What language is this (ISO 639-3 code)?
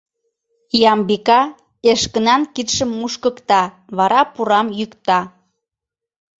chm